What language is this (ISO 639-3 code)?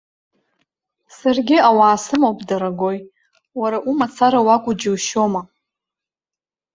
abk